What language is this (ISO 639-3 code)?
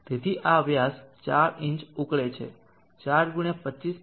guj